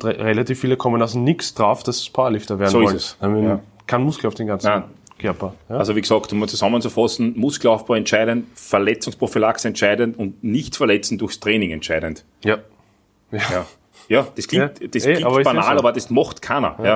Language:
German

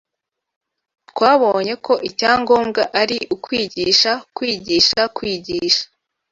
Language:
Kinyarwanda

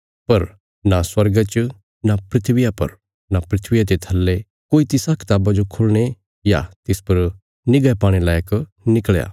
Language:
Bilaspuri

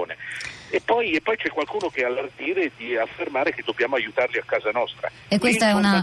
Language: Italian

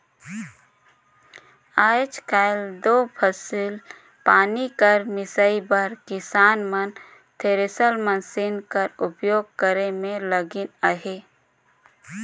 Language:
Chhattisgarhi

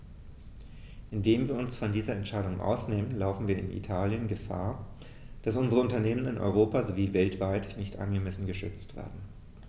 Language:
German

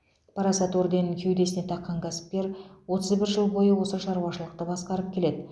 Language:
Kazakh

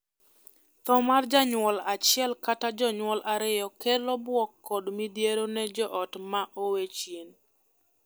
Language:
Luo (Kenya and Tanzania)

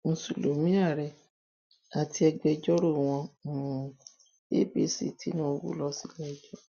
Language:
Yoruba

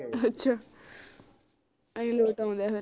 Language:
Punjabi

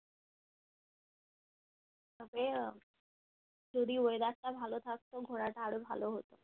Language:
Bangla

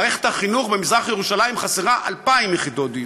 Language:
Hebrew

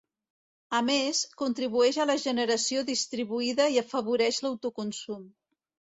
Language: Catalan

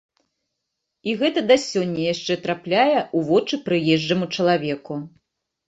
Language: Belarusian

